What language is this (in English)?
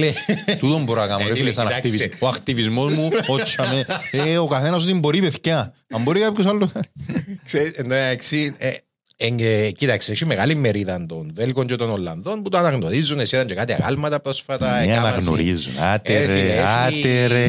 Greek